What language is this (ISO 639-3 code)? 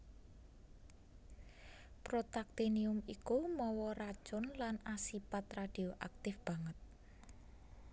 jav